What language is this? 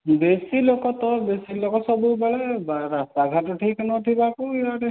Odia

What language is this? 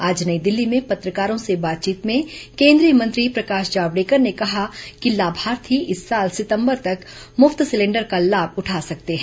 Hindi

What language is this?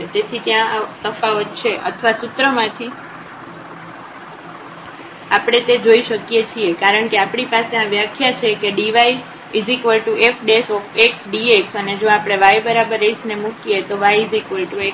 Gujarati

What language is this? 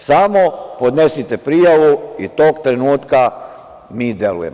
Serbian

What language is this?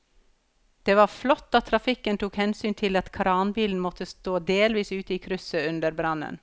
Norwegian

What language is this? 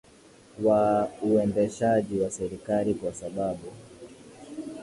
Swahili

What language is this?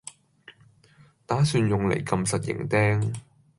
Cantonese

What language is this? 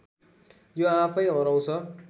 Nepali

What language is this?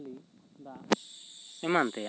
Santali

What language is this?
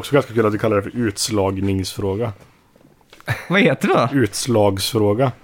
Swedish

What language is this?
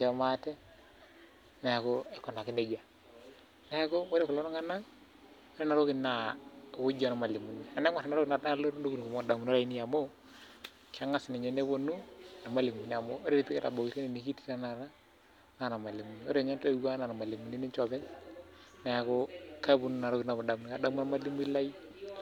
Masai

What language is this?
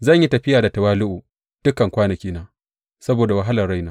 Hausa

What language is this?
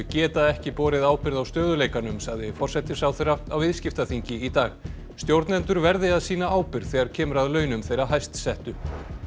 Icelandic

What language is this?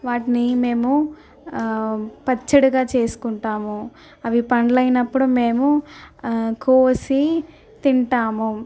Telugu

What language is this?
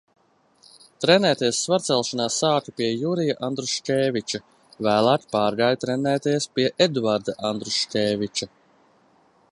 Latvian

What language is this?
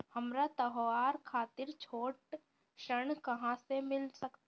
Bhojpuri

